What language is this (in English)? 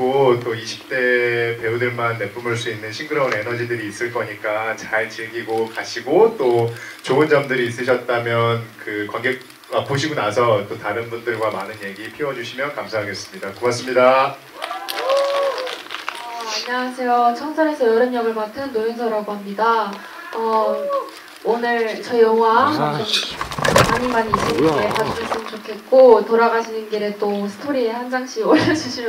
Korean